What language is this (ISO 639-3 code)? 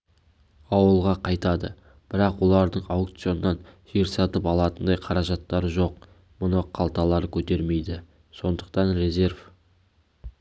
kaz